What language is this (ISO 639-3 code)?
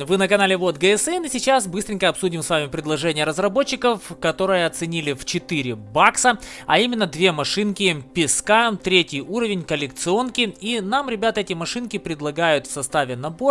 rus